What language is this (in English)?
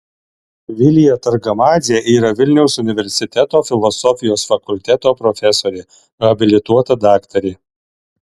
Lithuanian